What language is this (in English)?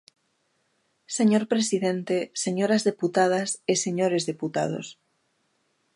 Galician